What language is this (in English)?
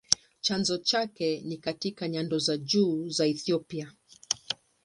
Swahili